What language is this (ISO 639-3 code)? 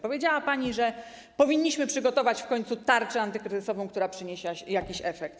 pol